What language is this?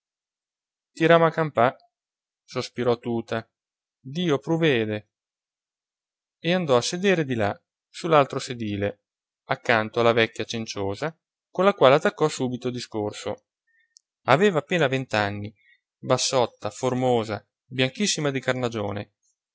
Italian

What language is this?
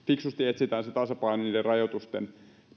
Finnish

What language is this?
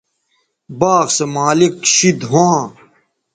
Bateri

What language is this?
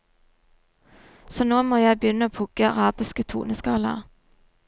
Norwegian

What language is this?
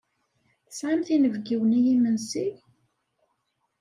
Kabyle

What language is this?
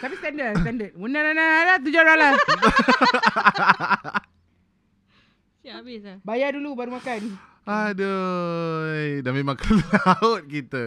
Malay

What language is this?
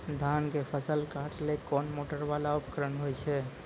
Maithili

